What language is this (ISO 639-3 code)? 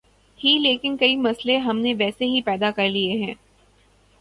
urd